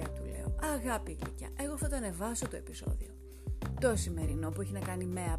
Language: Greek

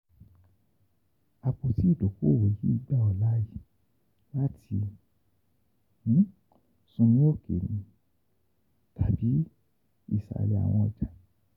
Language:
Yoruba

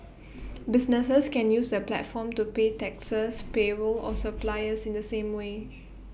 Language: English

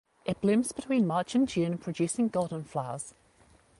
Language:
English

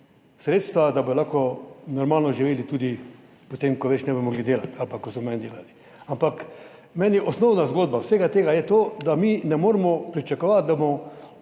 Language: Slovenian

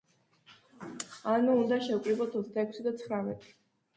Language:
Georgian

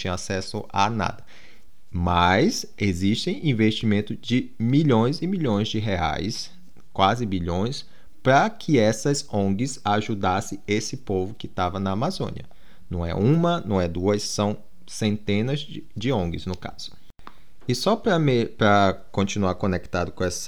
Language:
Portuguese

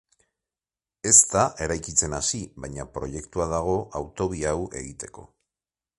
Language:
Basque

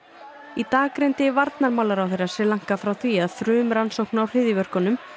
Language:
Icelandic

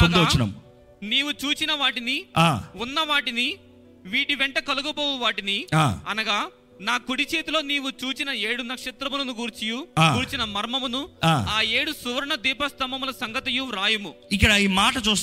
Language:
Telugu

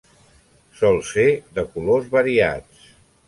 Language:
Catalan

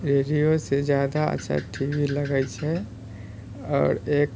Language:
Maithili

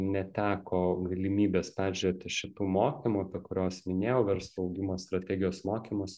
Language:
Lithuanian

